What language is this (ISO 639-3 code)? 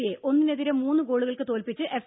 mal